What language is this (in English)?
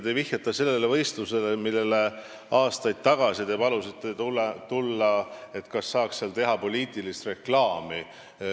Estonian